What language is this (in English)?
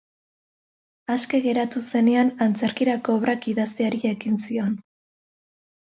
Basque